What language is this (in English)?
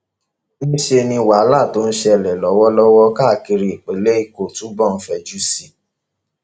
Yoruba